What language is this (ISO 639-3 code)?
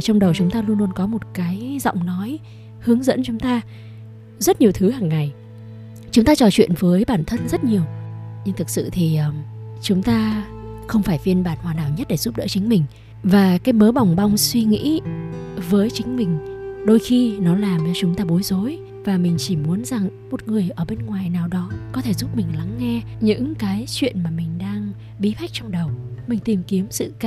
vie